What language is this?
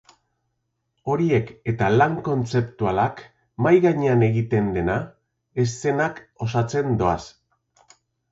Basque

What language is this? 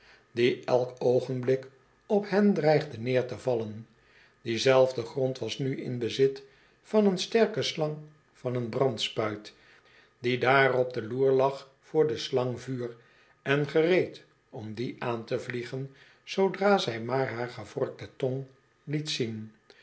Dutch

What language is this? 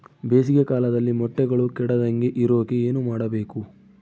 Kannada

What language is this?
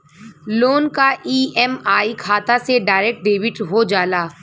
Bhojpuri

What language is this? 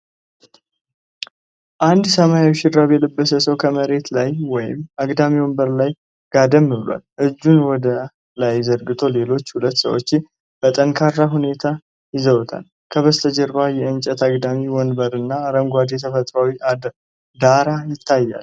Amharic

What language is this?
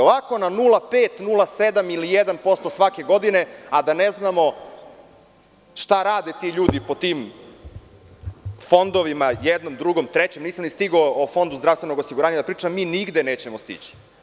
Serbian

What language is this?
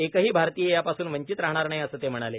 Marathi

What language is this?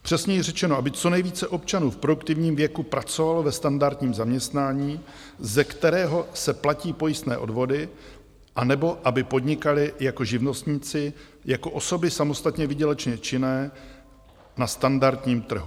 Czech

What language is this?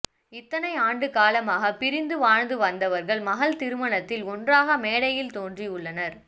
Tamil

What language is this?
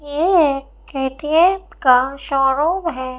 Hindi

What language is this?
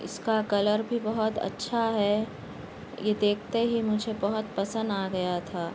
Urdu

